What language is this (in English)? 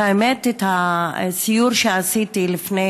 Hebrew